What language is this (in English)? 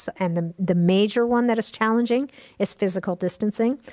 English